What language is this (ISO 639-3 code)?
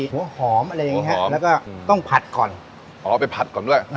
tha